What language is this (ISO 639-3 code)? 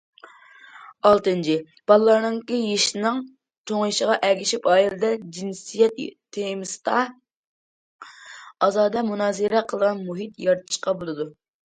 uig